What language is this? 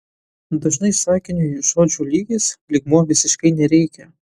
Lithuanian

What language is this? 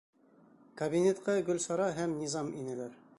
Bashkir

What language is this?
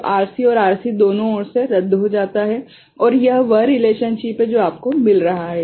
Hindi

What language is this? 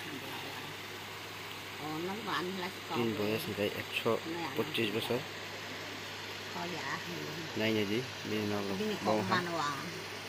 Indonesian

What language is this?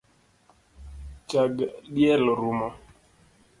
Luo (Kenya and Tanzania)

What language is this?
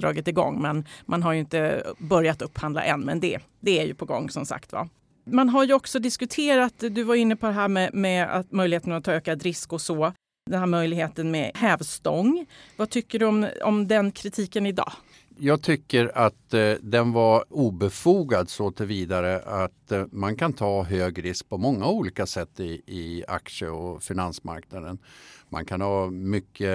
Swedish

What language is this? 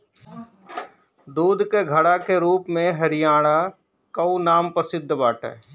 Bhojpuri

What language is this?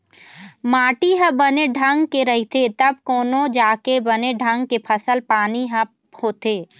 Chhattisgarhi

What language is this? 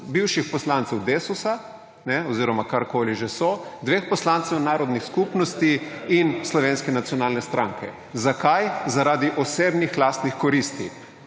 Slovenian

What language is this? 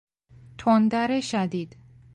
Persian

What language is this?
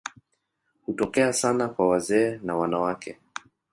Swahili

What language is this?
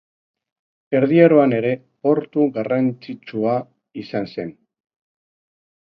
Basque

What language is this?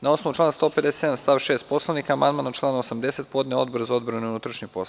Serbian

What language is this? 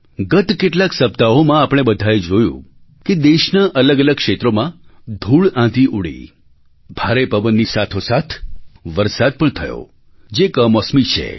Gujarati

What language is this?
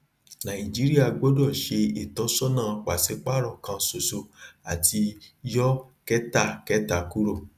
Yoruba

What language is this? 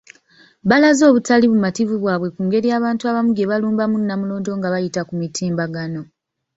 Ganda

